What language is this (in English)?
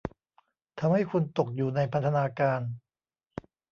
Thai